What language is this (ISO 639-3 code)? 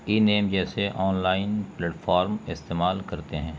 urd